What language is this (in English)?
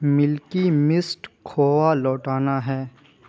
Urdu